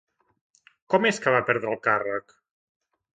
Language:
Catalan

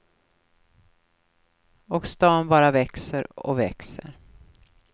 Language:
Swedish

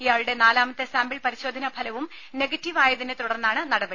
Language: Malayalam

